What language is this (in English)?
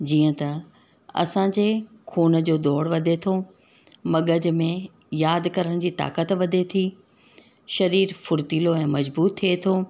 Sindhi